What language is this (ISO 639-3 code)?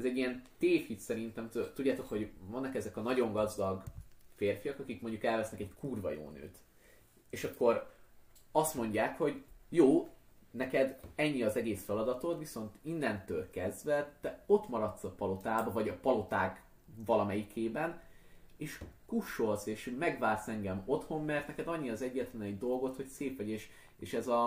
hun